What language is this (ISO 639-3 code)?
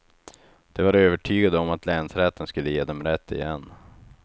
swe